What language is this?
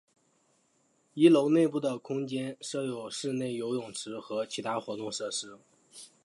Chinese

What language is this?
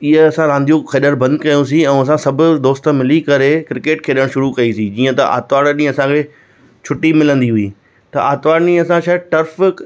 Sindhi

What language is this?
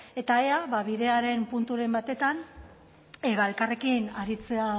Basque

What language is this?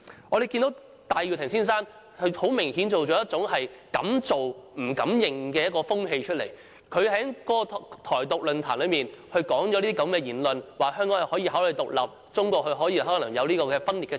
Cantonese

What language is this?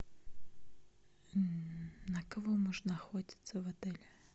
Russian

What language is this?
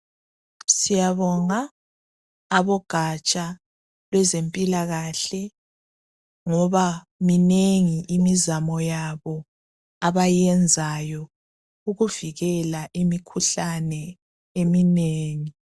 North Ndebele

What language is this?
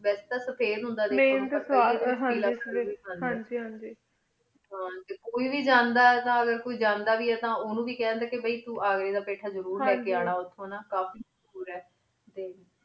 Punjabi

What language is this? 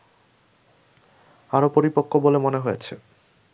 Bangla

